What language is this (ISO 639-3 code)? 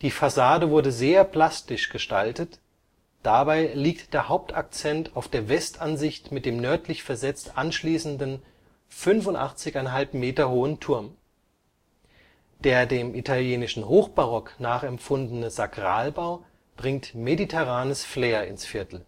deu